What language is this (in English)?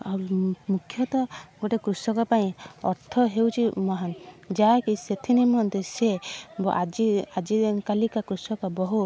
Odia